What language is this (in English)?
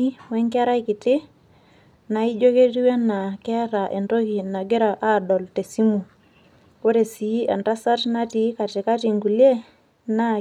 Masai